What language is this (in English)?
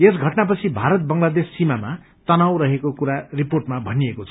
Nepali